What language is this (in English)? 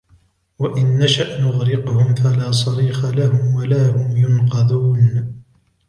Arabic